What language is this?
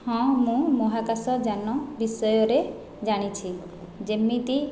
Odia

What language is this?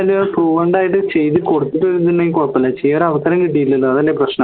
Malayalam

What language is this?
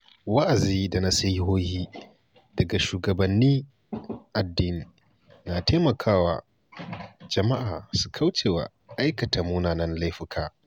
Hausa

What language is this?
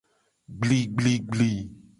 Gen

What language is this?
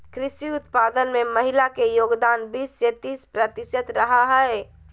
Magahi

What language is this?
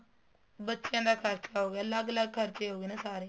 Punjabi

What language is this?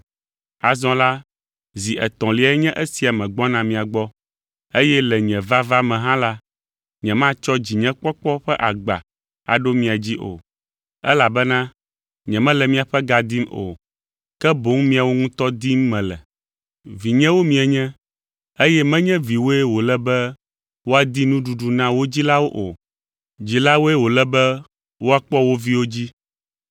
Ewe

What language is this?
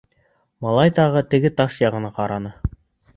Bashkir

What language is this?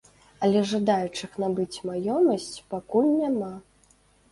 Belarusian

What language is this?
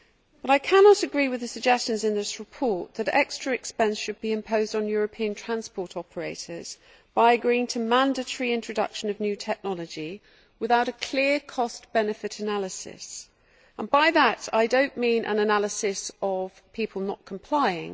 English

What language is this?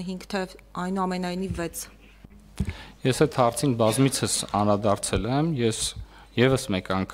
Romanian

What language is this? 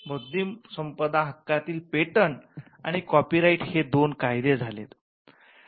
Marathi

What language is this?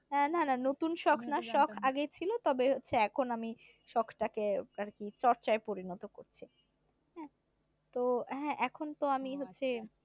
Bangla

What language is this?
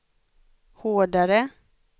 Swedish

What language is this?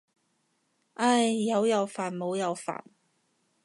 Cantonese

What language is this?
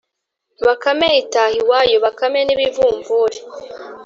Kinyarwanda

